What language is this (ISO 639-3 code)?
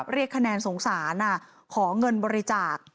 tha